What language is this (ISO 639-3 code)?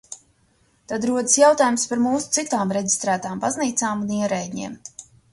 lav